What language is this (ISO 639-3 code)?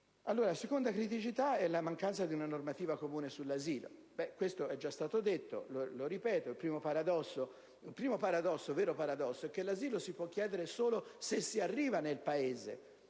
ita